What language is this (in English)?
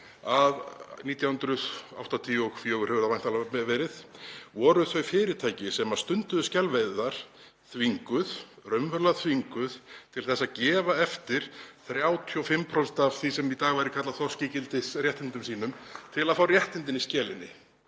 Icelandic